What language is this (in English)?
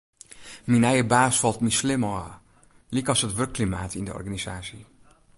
Western Frisian